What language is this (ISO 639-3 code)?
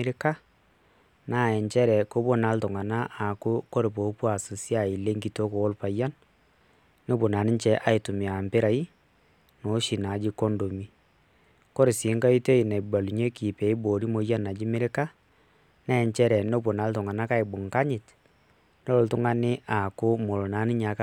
mas